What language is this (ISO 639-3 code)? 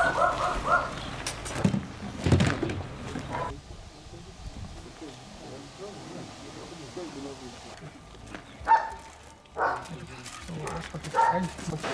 rus